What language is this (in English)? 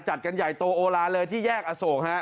Thai